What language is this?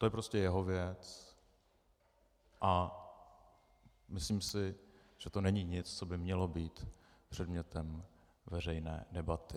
Czech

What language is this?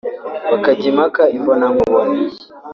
Kinyarwanda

